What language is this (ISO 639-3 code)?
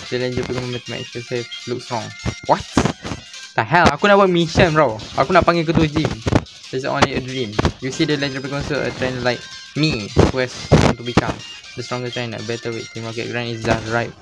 msa